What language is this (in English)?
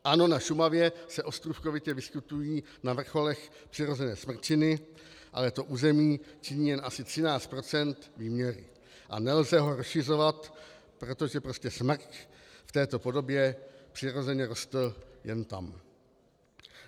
Czech